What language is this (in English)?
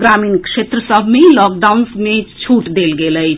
Maithili